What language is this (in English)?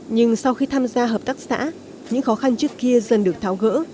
Vietnamese